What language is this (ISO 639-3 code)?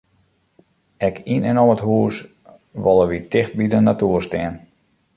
fry